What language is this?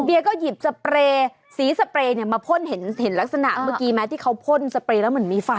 Thai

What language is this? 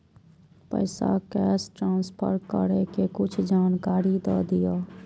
Maithili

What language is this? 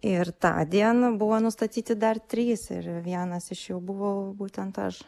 Lithuanian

